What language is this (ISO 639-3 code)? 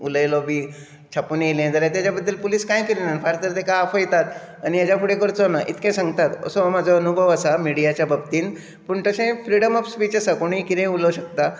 kok